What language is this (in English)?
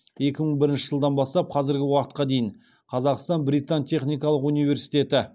Kazakh